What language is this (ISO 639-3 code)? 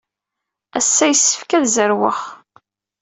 kab